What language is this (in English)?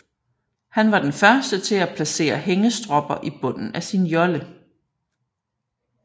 Danish